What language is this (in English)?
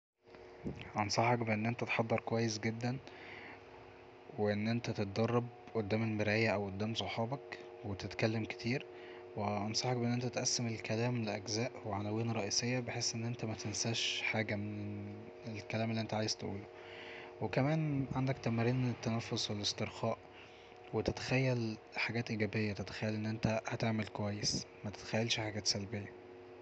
Egyptian Arabic